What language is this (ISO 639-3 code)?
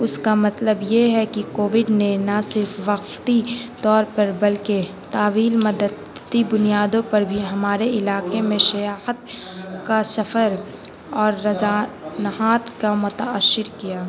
urd